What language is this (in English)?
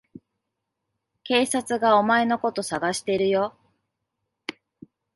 Japanese